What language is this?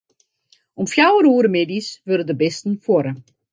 Western Frisian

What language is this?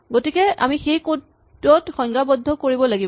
Assamese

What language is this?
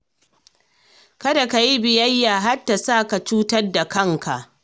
Hausa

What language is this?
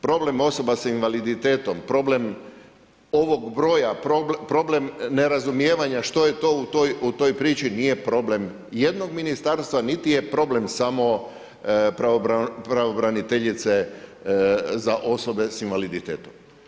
Croatian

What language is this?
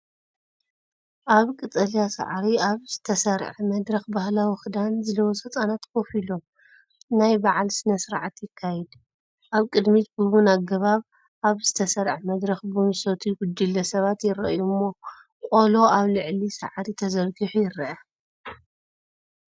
Tigrinya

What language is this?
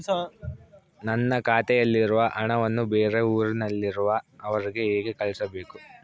Kannada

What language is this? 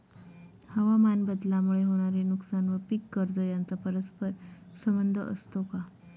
Marathi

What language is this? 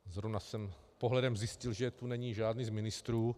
Czech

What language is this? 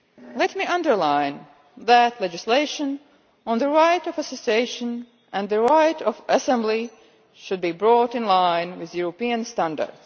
English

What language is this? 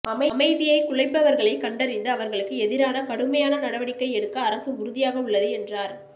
Tamil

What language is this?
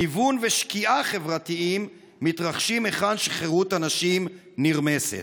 Hebrew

